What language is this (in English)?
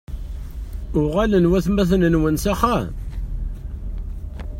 Kabyle